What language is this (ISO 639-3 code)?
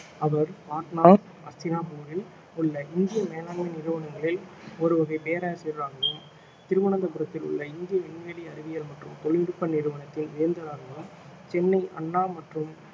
tam